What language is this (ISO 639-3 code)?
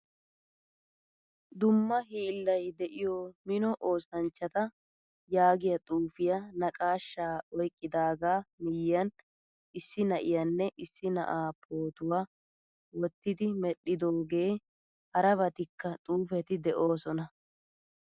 wal